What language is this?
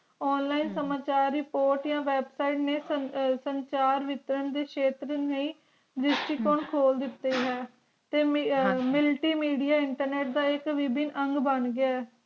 Punjabi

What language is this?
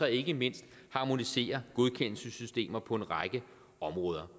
Danish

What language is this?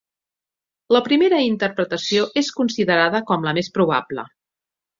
Catalan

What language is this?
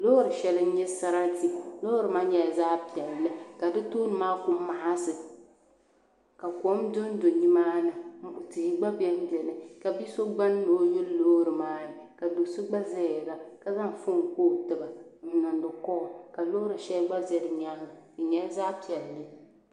Dagbani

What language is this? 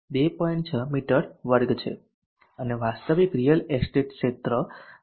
Gujarati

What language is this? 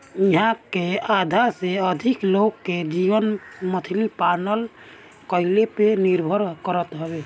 Bhojpuri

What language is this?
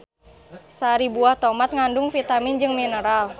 Sundanese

